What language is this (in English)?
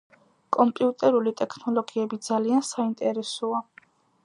Georgian